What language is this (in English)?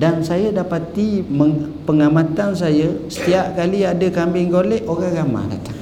Malay